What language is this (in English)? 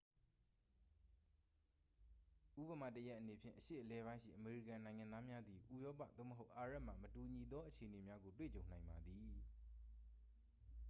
Burmese